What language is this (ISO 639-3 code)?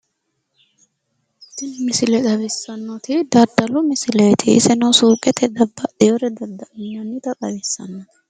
sid